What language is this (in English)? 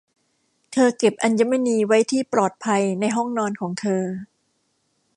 Thai